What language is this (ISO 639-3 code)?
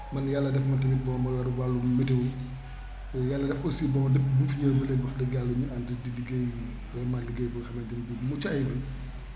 wol